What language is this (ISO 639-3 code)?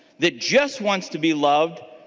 eng